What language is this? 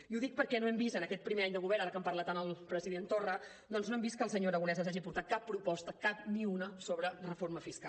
Catalan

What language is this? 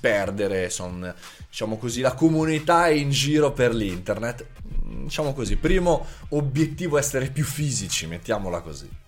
Italian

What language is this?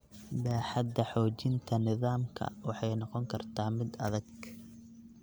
Somali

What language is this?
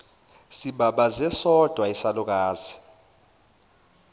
Zulu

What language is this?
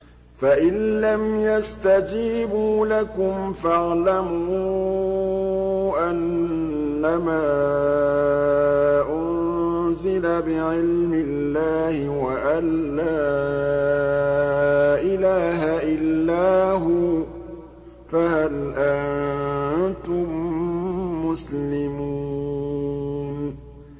Arabic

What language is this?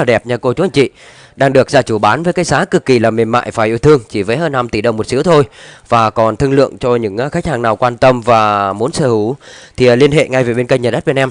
Vietnamese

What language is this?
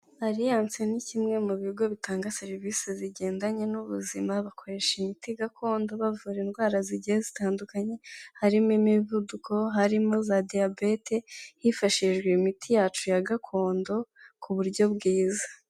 Kinyarwanda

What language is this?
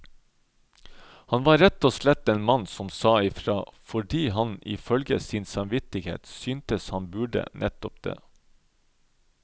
Norwegian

